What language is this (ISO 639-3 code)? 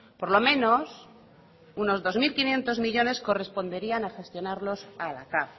spa